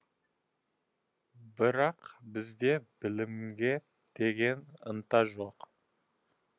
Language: Kazakh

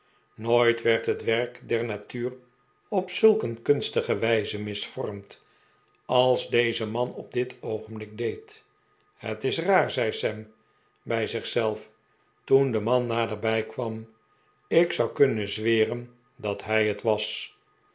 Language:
Dutch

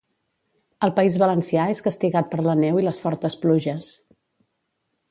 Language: Catalan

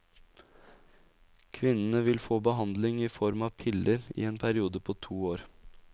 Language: Norwegian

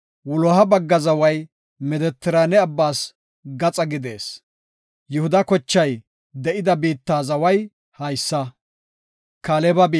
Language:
Gofa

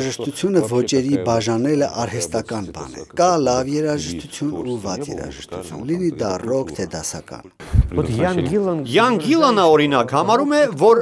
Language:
Romanian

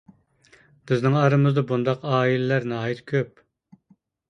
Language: Uyghur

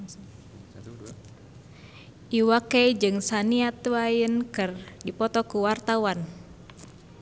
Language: Sundanese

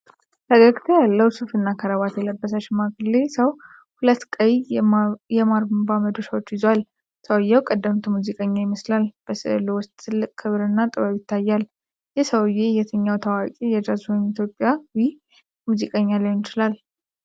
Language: Amharic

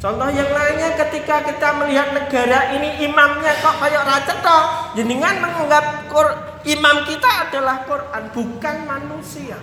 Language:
Indonesian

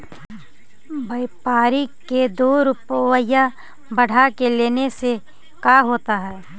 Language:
Magahi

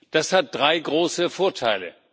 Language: German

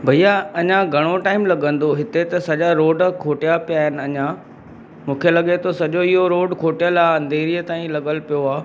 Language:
Sindhi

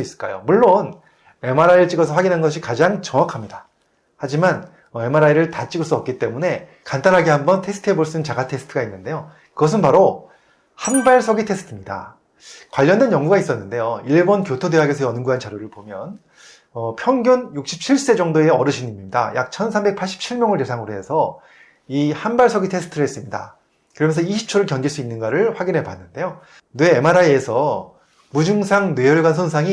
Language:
Korean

